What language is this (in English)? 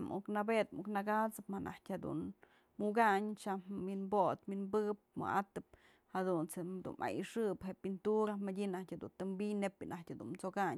Mazatlán Mixe